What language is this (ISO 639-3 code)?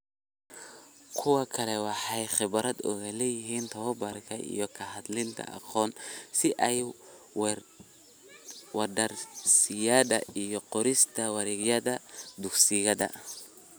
som